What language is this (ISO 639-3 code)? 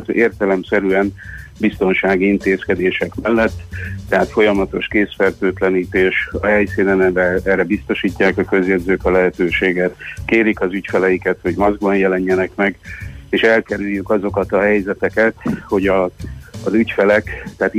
hun